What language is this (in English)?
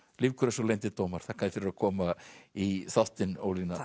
Icelandic